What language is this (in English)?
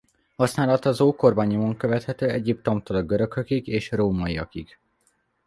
Hungarian